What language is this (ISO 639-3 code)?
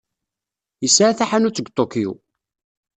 kab